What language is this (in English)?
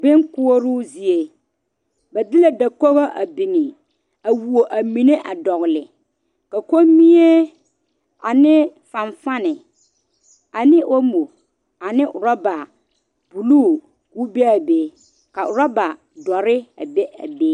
Southern Dagaare